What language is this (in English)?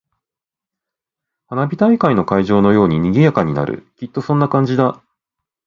Japanese